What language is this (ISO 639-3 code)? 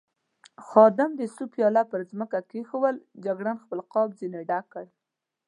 pus